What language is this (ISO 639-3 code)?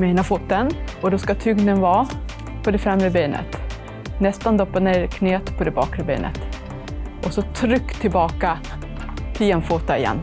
swe